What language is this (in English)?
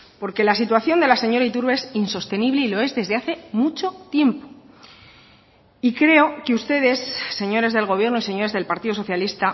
Spanish